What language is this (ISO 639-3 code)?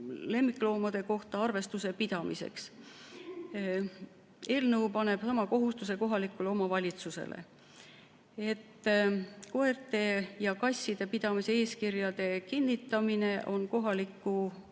est